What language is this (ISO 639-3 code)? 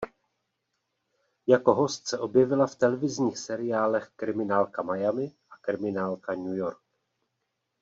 ces